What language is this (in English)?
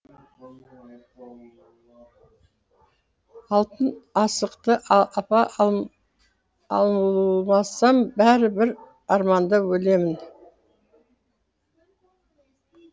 Kazakh